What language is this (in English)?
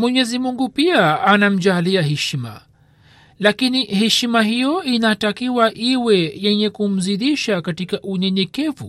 Swahili